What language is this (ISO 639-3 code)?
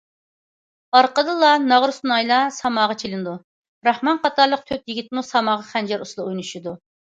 uig